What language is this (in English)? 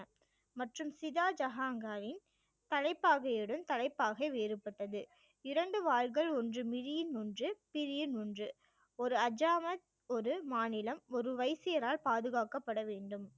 Tamil